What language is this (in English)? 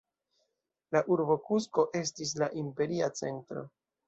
Esperanto